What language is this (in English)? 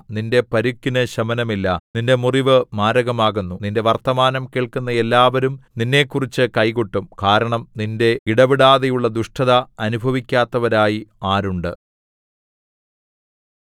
Malayalam